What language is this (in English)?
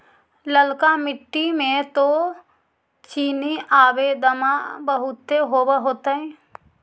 Magahi